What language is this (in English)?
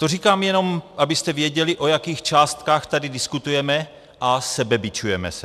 Czech